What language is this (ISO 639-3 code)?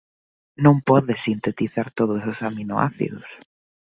glg